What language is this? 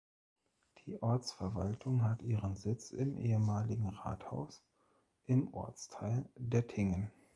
German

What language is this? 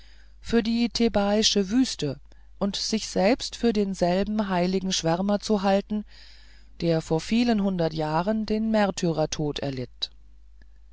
German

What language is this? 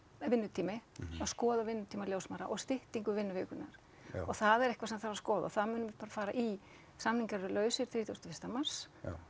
Icelandic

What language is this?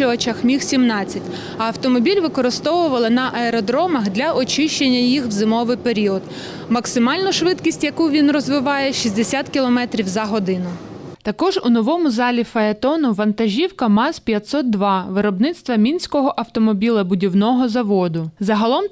Ukrainian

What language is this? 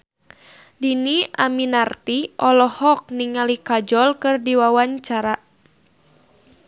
Sundanese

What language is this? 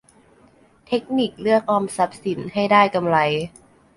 Thai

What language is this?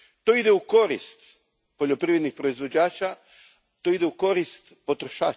Croatian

